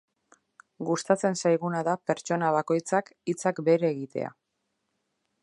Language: Basque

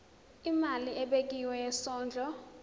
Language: Zulu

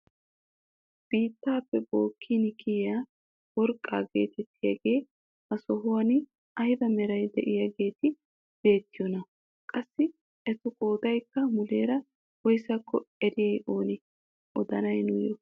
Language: Wolaytta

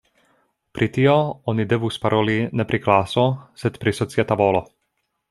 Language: Esperanto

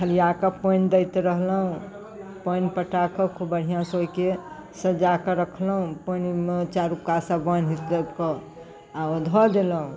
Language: Maithili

